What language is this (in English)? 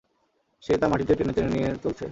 Bangla